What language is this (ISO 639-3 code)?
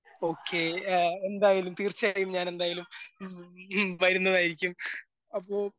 mal